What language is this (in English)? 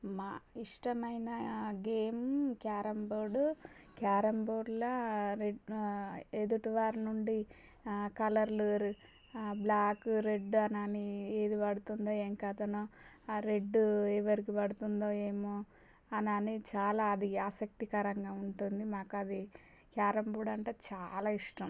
Telugu